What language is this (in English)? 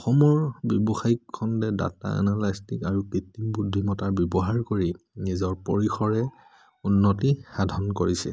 Assamese